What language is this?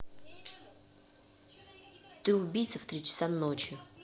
Russian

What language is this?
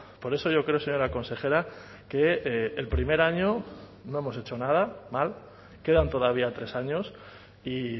Spanish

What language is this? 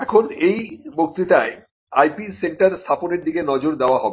Bangla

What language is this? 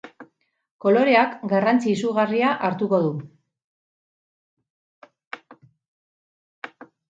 Basque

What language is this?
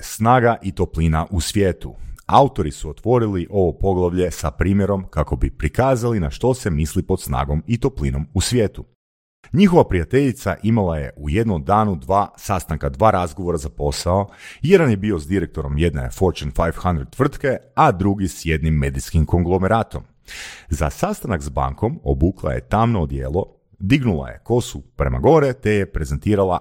Croatian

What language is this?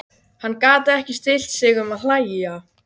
Icelandic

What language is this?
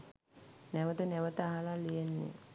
Sinhala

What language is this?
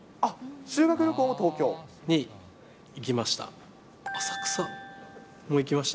Japanese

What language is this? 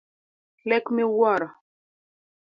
Luo (Kenya and Tanzania)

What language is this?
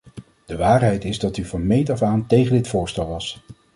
Dutch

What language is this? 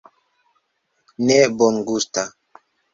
Esperanto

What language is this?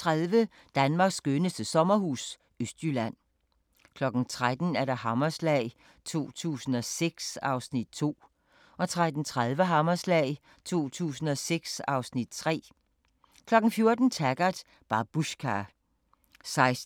Danish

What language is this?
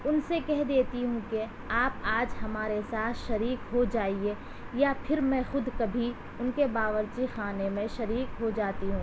Urdu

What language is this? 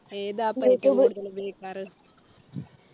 Malayalam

